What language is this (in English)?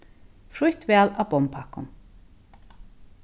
Faroese